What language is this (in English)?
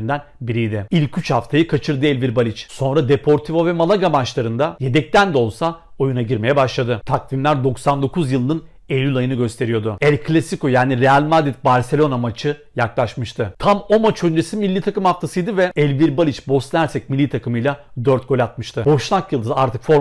Turkish